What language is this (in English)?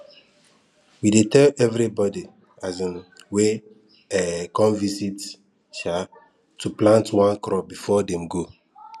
Nigerian Pidgin